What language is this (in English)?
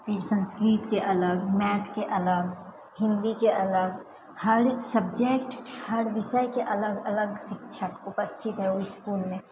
Maithili